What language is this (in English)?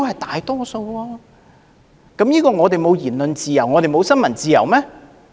Cantonese